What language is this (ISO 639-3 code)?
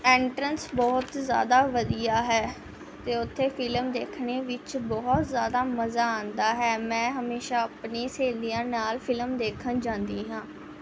pan